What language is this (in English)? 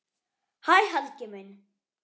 Icelandic